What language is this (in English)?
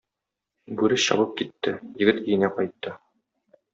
Tatar